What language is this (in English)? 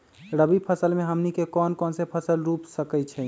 Magahi